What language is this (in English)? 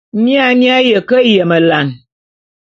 Bulu